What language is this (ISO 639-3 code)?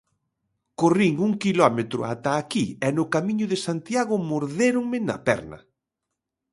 glg